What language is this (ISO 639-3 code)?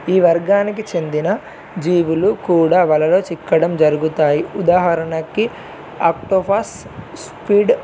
tel